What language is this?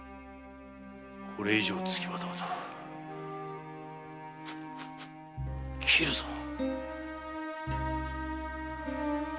Japanese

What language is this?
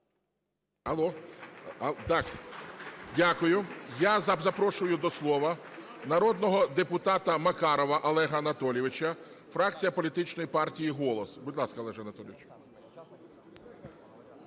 Ukrainian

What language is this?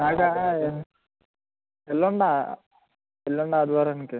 Telugu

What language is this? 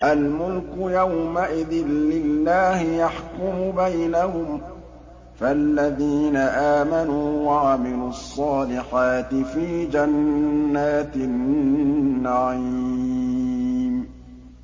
Arabic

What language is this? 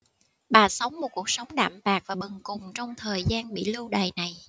Vietnamese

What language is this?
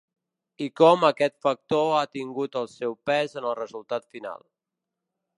Catalan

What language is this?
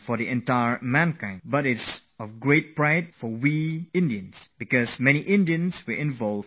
English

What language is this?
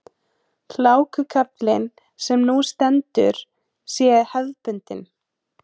Icelandic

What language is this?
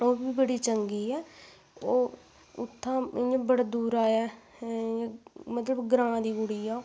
Dogri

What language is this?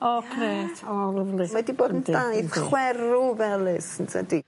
Welsh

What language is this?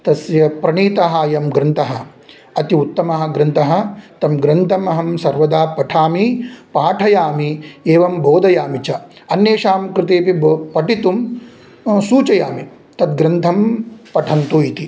Sanskrit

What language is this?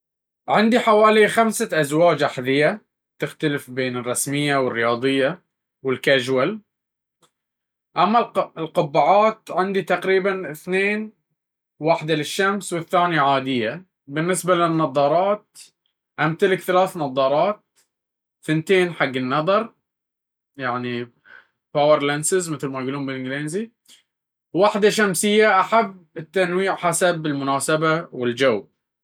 Baharna Arabic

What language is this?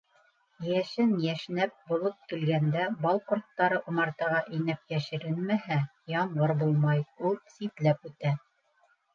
Bashkir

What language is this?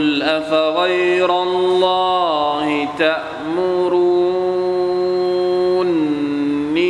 Thai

